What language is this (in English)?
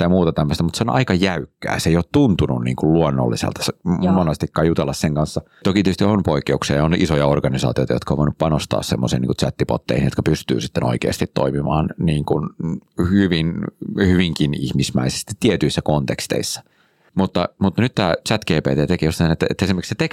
Finnish